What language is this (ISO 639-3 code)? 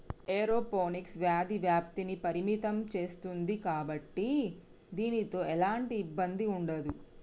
tel